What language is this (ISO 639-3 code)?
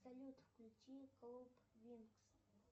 rus